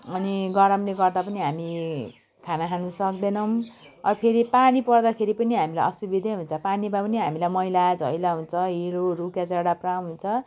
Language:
Nepali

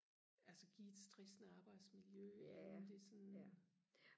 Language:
Danish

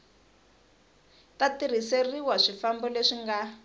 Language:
Tsonga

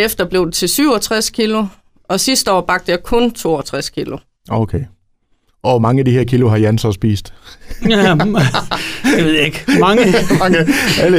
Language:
Danish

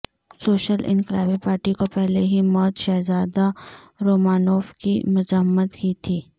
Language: Urdu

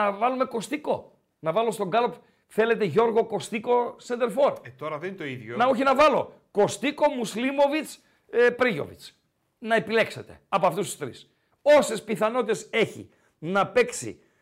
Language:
Greek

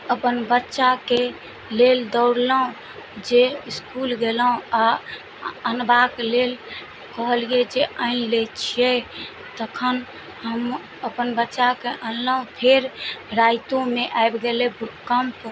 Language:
Maithili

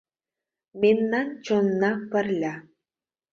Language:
Mari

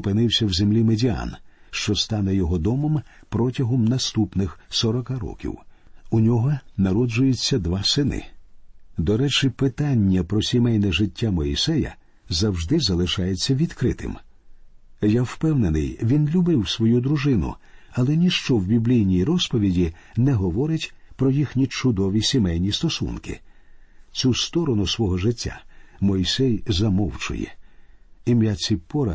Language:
Ukrainian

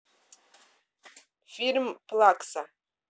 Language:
Russian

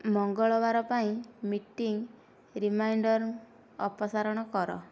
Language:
Odia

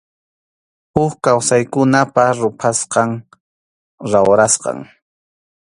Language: Arequipa-La Unión Quechua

